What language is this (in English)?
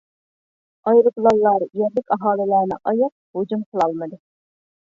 Uyghur